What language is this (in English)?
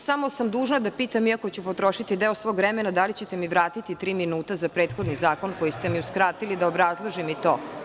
Serbian